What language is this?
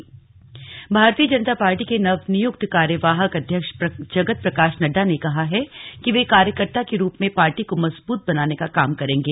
Hindi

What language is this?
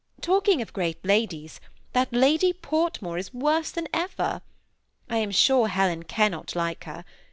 English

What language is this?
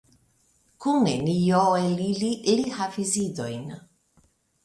Esperanto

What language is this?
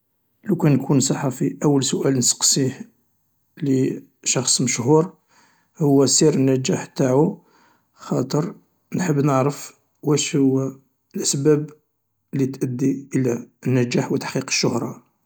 Algerian Arabic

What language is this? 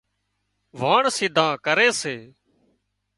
Wadiyara Koli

